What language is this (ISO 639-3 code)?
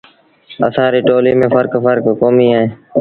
sbn